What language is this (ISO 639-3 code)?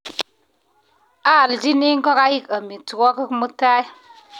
kln